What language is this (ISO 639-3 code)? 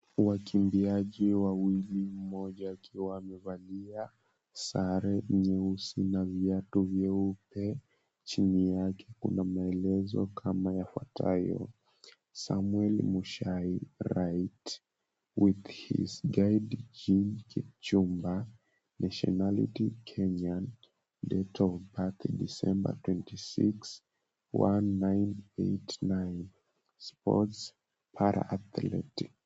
swa